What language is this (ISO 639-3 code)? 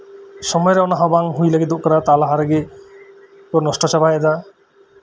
sat